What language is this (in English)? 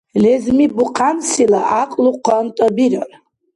Dargwa